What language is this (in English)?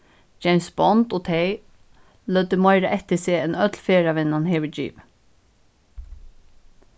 Faroese